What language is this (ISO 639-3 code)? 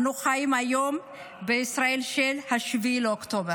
heb